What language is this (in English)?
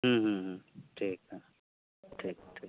Santali